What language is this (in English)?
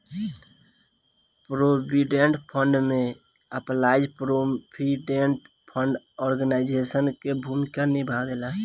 Bhojpuri